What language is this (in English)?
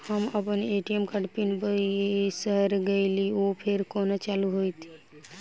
Maithili